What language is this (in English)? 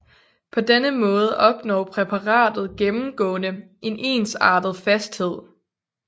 Danish